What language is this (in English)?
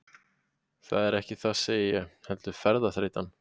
Icelandic